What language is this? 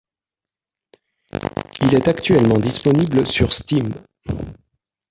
French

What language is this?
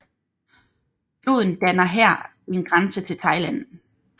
Danish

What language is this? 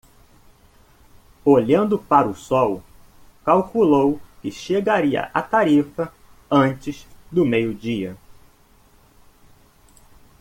Portuguese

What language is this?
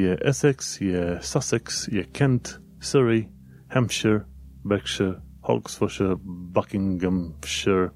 Romanian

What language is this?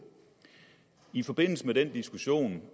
Danish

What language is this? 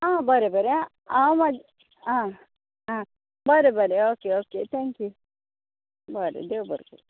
Konkani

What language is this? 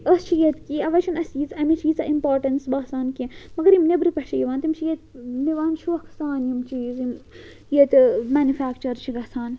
Kashmiri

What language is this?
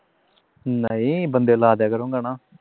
Punjabi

